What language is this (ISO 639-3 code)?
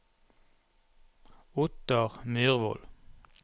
nor